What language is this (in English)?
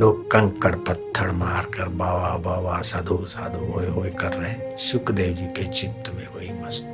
Hindi